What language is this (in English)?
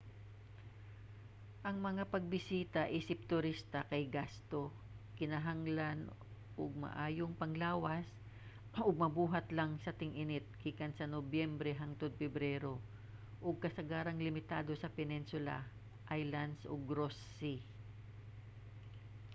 Cebuano